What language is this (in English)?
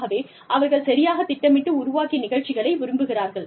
Tamil